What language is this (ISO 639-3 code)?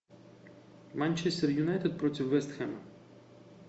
rus